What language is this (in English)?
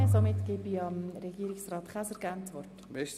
Swiss German